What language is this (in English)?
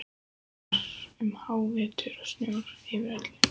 Icelandic